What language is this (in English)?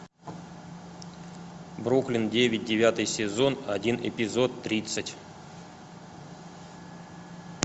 Russian